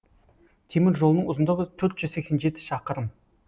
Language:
Kazakh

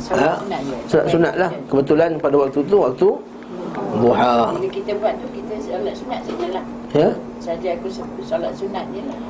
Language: Malay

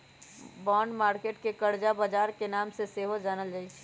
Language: Magahi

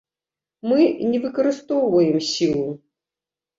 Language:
Belarusian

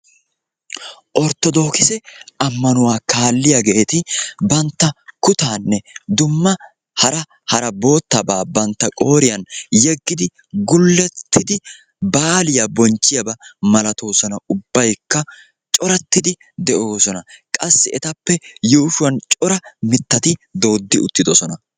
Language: Wolaytta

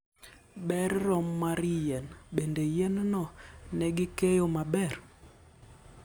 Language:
Luo (Kenya and Tanzania)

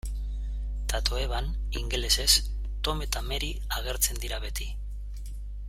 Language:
Basque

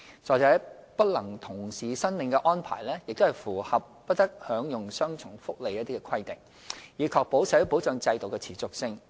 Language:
Cantonese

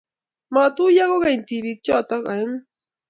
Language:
Kalenjin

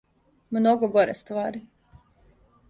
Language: Serbian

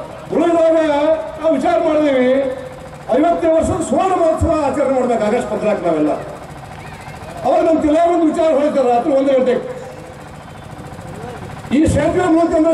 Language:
Turkish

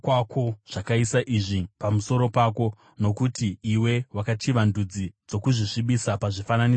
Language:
Shona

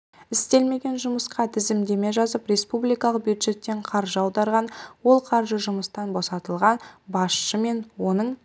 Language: Kazakh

